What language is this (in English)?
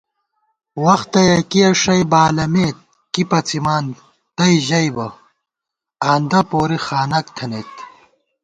Gawar-Bati